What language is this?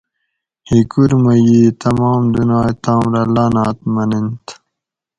Gawri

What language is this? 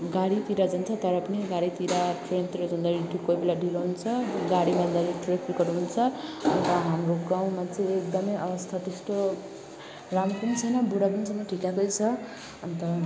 Nepali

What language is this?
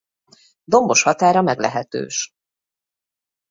Hungarian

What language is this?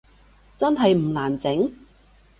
Cantonese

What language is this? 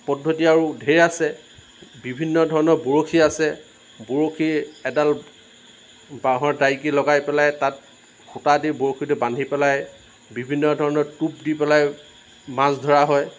Assamese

